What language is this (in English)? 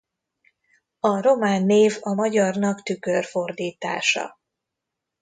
Hungarian